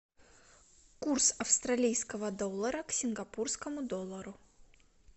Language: Russian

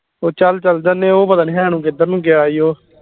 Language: Punjabi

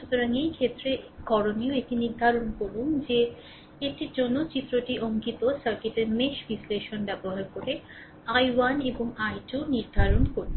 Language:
Bangla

